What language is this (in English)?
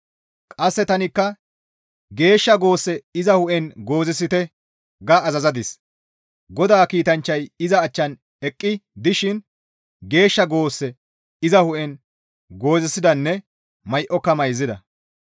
Gamo